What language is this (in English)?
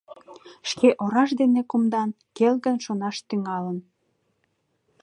Mari